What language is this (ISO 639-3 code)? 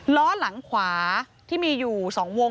tha